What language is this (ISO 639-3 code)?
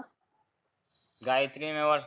mar